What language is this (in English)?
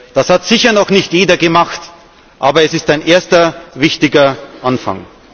German